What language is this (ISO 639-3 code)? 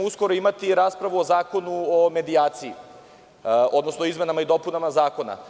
srp